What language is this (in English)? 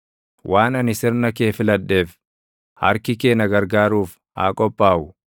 Oromo